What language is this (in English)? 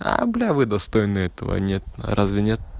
Russian